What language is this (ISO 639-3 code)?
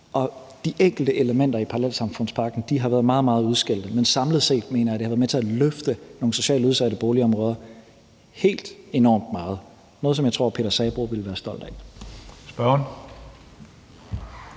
dan